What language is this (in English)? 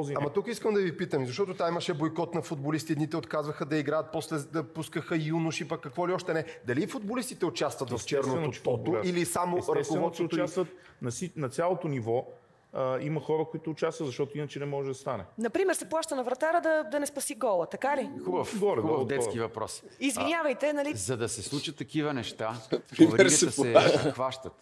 Bulgarian